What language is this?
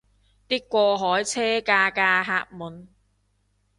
Cantonese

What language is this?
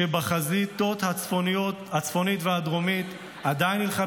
Hebrew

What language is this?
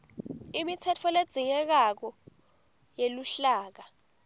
Swati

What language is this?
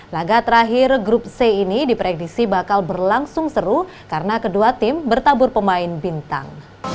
Indonesian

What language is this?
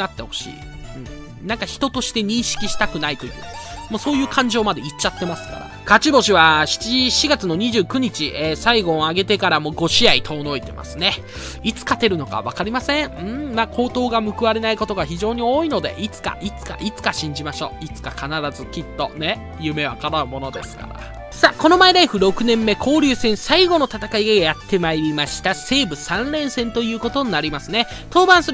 Japanese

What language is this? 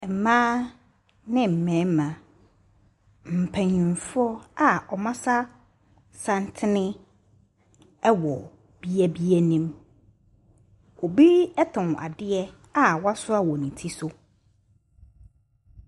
Akan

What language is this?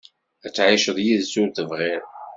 Kabyle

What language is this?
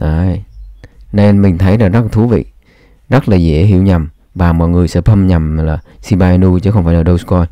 Vietnamese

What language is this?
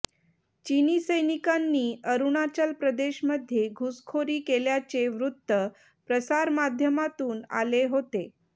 Marathi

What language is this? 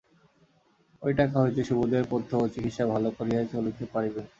Bangla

